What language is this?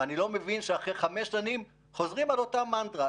Hebrew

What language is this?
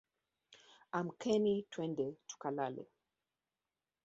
Swahili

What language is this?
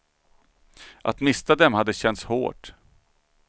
Swedish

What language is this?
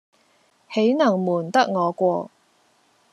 Cantonese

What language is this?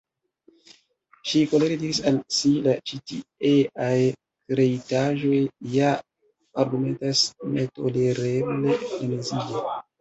Esperanto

